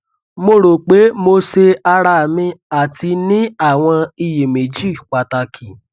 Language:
Yoruba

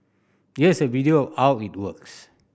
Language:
English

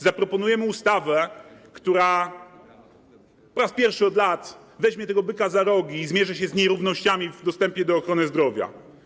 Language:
Polish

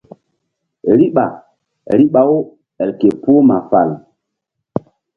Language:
Mbum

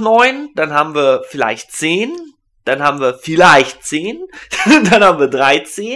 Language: German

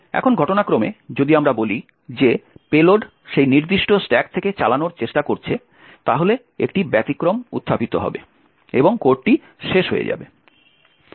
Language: Bangla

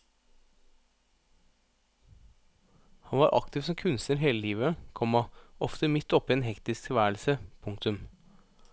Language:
Norwegian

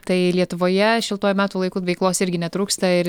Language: Lithuanian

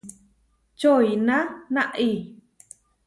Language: Huarijio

